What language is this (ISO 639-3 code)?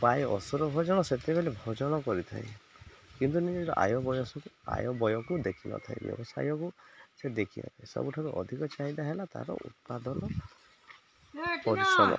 ori